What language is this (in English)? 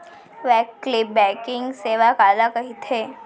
Chhattisgarhi